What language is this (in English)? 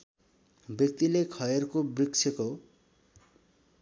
Nepali